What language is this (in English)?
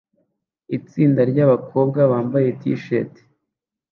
Kinyarwanda